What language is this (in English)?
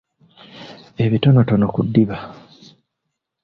Ganda